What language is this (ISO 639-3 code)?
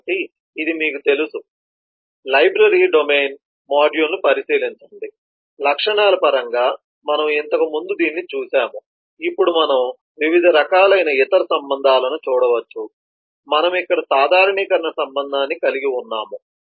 tel